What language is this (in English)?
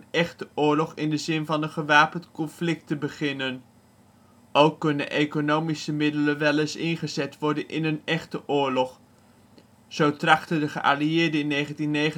Dutch